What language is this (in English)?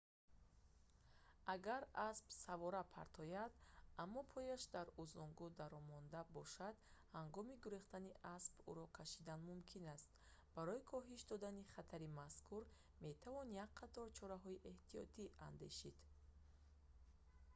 Tajik